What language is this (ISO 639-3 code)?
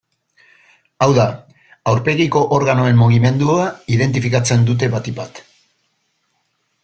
eus